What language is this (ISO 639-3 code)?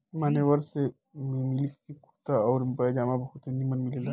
bho